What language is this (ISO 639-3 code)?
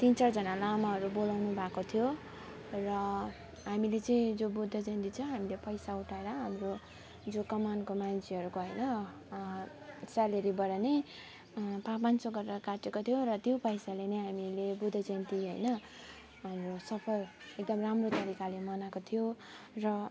nep